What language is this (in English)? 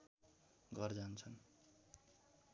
Nepali